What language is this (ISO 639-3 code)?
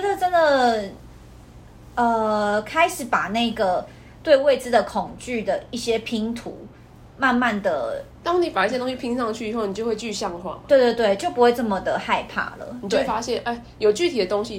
zho